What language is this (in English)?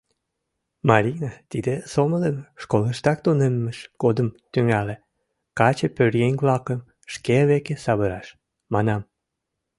Mari